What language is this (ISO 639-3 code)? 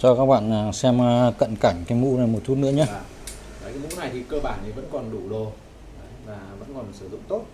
vie